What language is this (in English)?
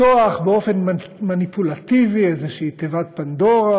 Hebrew